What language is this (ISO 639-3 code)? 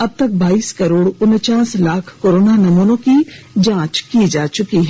hin